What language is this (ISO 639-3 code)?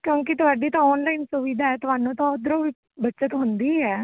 pan